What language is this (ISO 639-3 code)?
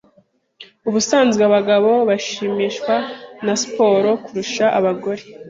kin